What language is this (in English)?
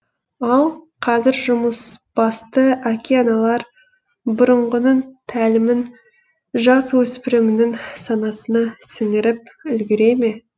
Kazakh